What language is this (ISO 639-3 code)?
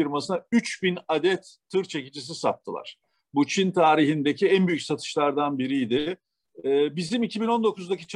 tur